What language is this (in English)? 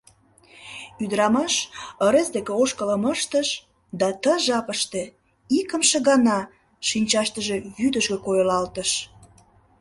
Mari